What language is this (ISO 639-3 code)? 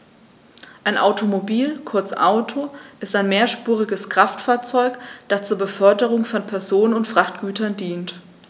deu